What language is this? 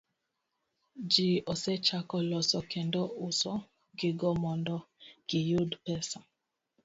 Luo (Kenya and Tanzania)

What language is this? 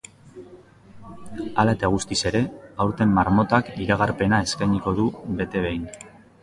Basque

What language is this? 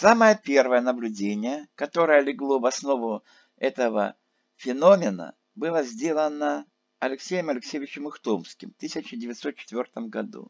Russian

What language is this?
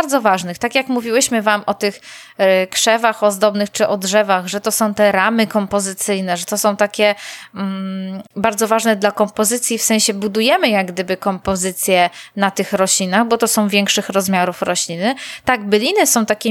Polish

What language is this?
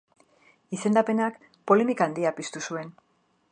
Basque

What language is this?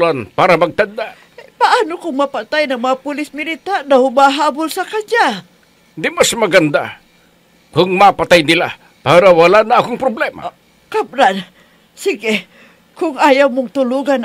Filipino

